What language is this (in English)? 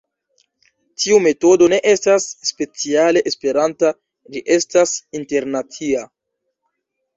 Esperanto